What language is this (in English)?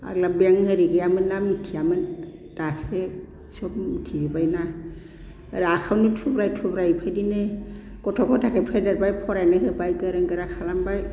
Bodo